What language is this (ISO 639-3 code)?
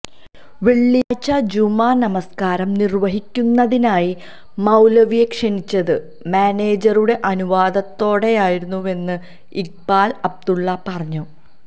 mal